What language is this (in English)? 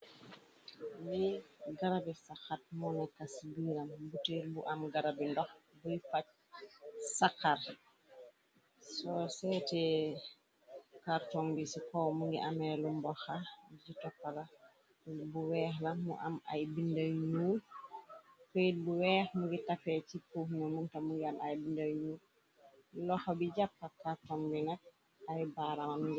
Wolof